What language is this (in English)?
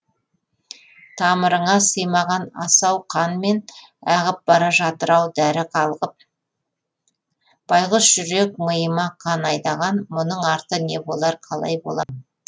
Kazakh